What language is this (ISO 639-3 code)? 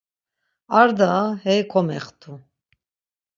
lzz